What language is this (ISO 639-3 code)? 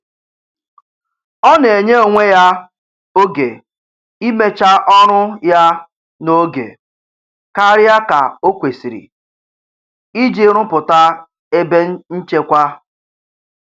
ibo